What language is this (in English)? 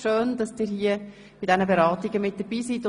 Swiss German